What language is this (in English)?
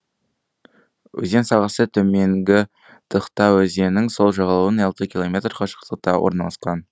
Kazakh